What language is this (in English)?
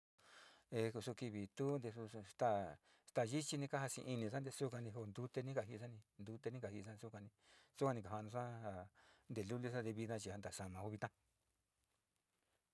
Sinicahua Mixtec